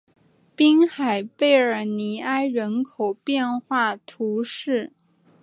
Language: Chinese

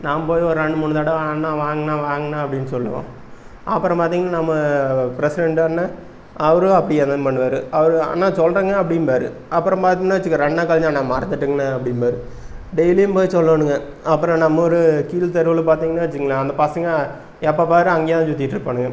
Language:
Tamil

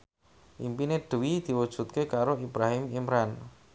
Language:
Javanese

